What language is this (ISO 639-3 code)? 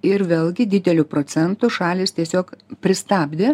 lit